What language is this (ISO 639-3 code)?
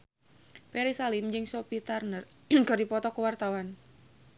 sun